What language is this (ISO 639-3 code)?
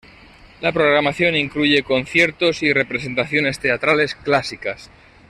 spa